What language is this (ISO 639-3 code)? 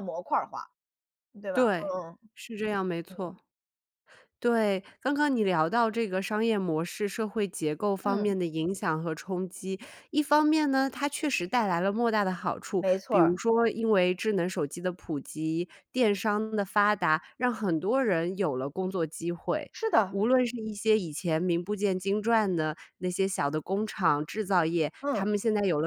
zho